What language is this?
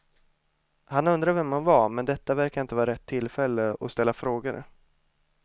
Swedish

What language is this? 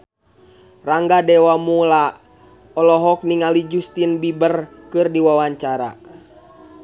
Sundanese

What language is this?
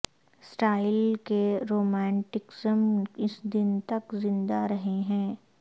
Urdu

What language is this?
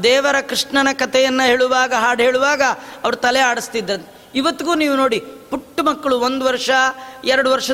Kannada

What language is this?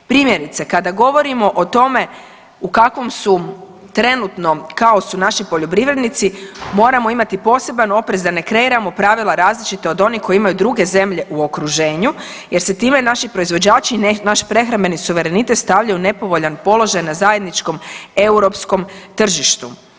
Croatian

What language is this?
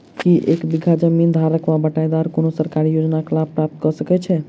Maithili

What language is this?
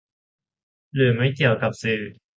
Thai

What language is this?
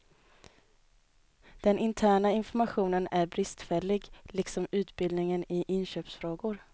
Swedish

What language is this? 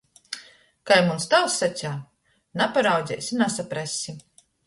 Latgalian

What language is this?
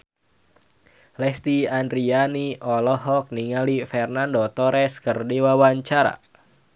Sundanese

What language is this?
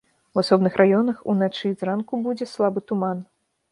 Belarusian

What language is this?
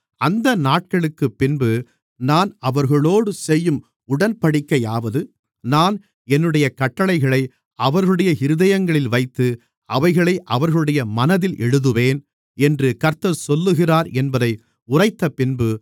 Tamil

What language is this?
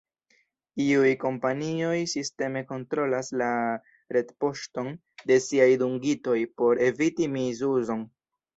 Esperanto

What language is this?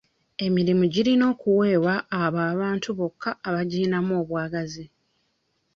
Ganda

